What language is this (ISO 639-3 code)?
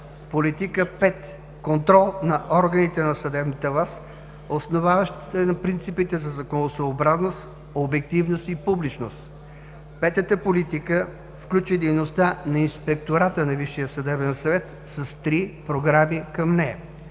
bul